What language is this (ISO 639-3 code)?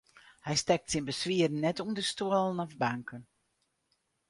fry